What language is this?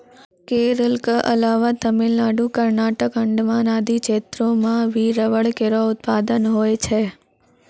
Maithili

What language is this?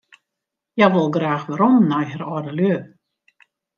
Western Frisian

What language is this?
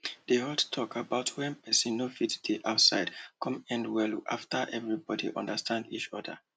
Nigerian Pidgin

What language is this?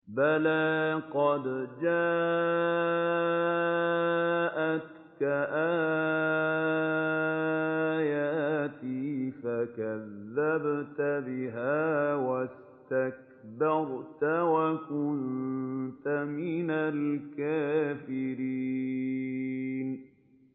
Arabic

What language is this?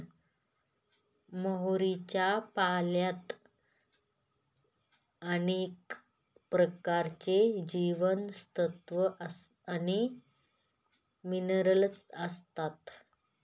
Marathi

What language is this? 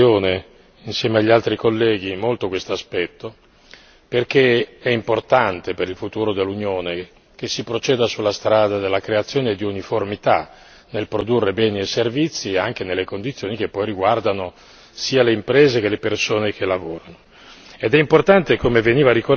Italian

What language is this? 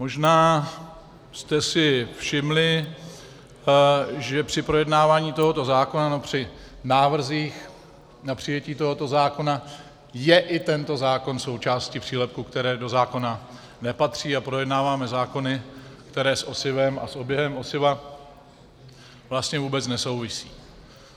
Czech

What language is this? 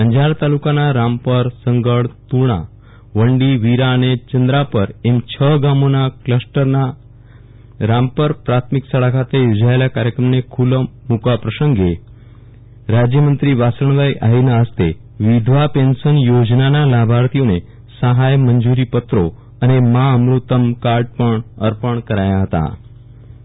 Gujarati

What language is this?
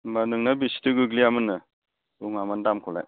Bodo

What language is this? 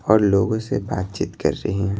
Hindi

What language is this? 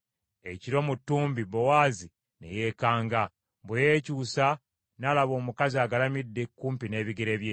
Ganda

